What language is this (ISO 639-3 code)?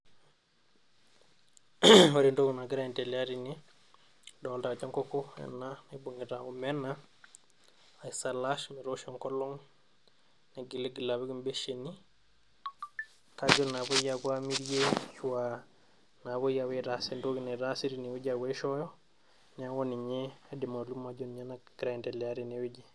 mas